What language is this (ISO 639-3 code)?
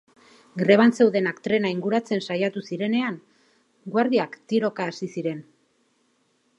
eus